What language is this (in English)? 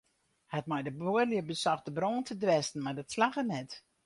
Western Frisian